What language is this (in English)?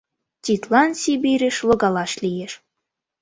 Mari